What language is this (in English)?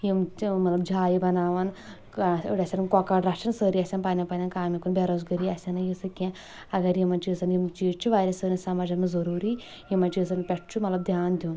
Kashmiri